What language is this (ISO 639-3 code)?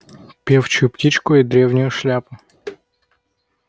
rus